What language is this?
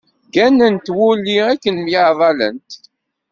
Kabyle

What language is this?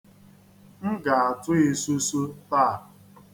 Igbo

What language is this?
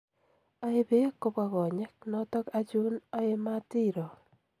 Kalenjin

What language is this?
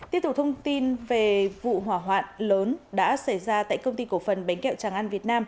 Vietnamese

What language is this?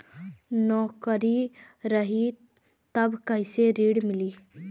Bhojpuri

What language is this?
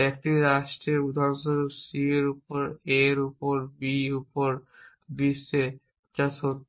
Bangla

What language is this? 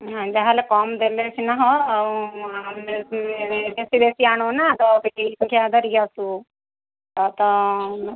Odia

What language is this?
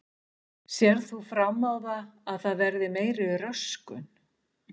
Icelandic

